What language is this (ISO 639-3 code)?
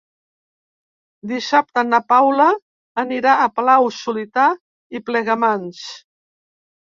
cat